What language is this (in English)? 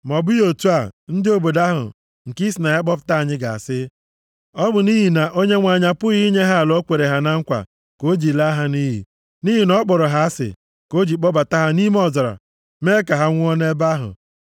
Igbo